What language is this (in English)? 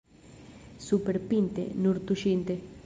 Esperanto